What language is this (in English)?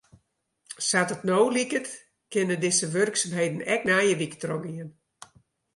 Western Frisian